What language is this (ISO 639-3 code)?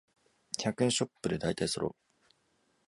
jpn